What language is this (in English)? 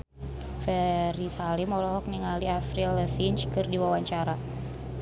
Sundanese